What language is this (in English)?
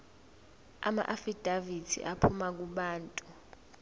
Zulu